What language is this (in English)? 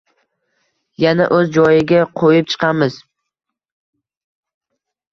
Uzbek